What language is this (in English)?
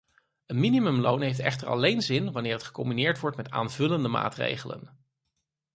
Dutch